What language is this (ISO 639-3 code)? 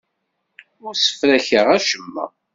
kab